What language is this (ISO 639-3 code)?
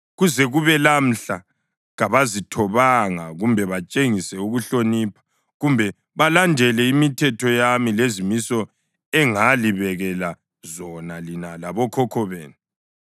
nde